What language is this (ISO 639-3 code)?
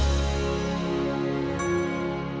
ind